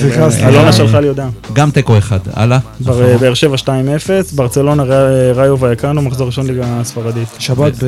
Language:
Hebrew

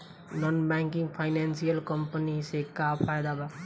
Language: Bhojpuri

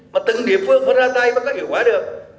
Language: Vietnamese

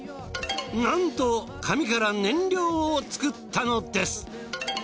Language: Japanese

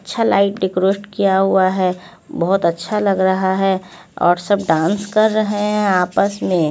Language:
Hindi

